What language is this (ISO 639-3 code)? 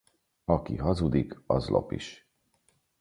hun